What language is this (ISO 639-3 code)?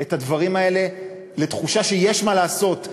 heb